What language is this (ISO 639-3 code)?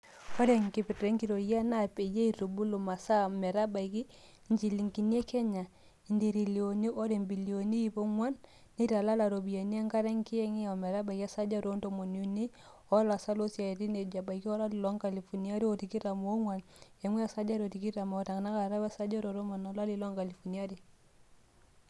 mas